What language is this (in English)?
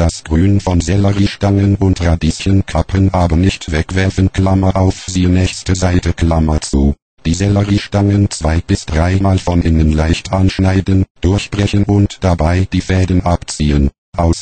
German